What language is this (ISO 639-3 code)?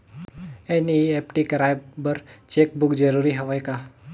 hne